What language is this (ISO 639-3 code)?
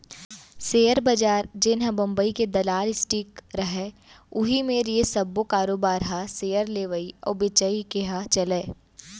hne